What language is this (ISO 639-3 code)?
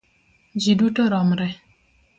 luo